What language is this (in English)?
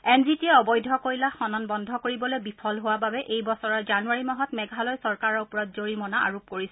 Assamese